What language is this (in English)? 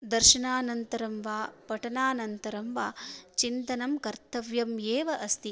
Sanskrit